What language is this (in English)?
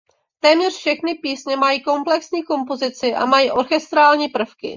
Czech